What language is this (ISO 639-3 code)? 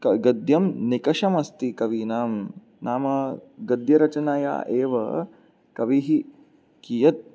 san